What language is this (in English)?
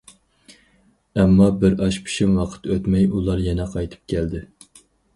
Uyghur